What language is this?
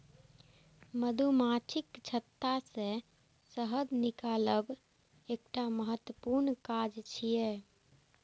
Maithili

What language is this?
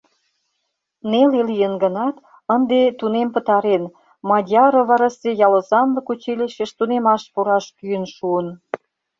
Mari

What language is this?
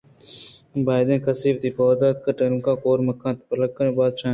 Eastern Balochi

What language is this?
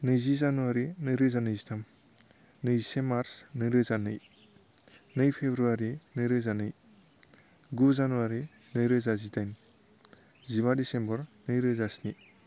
Bodo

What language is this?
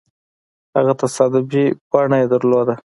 Pashto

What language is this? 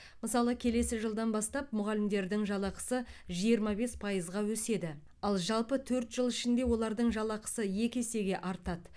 Kazakh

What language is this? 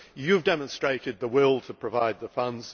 English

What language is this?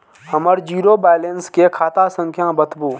Maithili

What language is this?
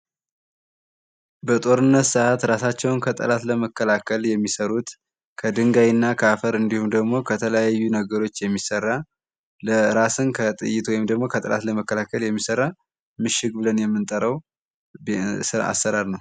Amharic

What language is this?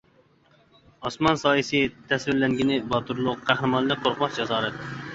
Uyghur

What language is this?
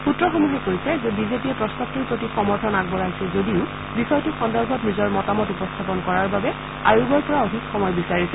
Assamese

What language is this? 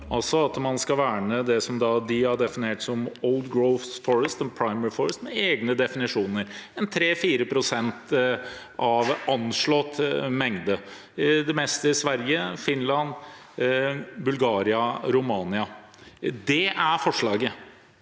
Norwegian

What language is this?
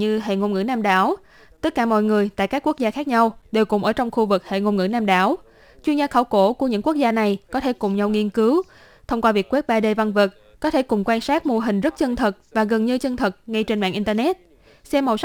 Vietnamese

